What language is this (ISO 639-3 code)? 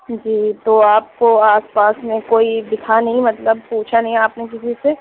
urd